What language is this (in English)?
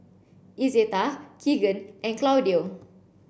English